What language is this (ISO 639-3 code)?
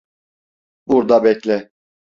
tur